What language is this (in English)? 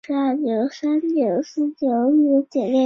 Chinese